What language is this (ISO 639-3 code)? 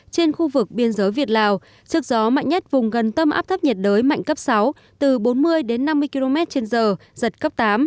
vie